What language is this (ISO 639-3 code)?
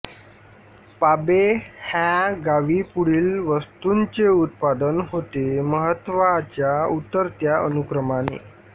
mar